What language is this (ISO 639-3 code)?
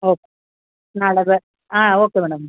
kan